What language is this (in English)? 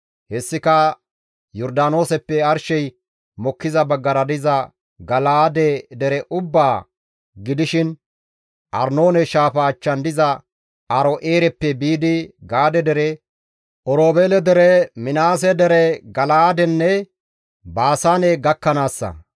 Gamo